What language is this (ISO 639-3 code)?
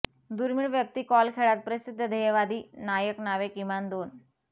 mar